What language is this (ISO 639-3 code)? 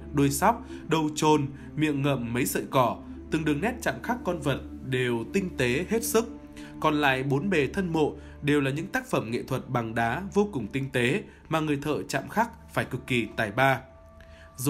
vie